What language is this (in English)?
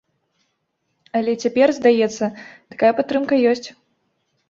Belarusian